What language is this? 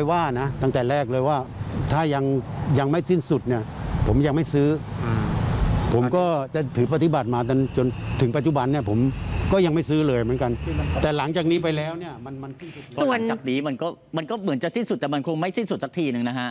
Thai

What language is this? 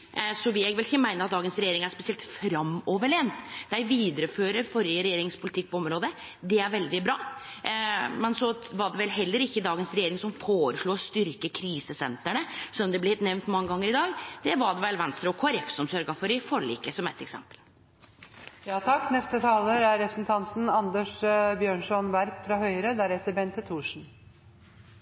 Norwegian Nynorsk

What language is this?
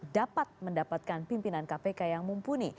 Indonesian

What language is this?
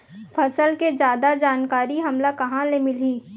Chhattisgarhi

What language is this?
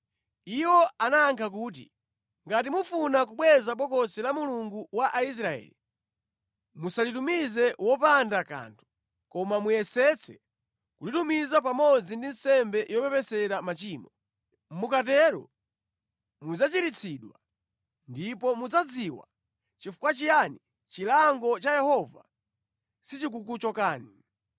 Nyanja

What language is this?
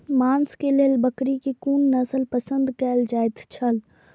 Maithili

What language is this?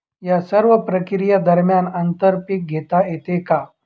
Marathi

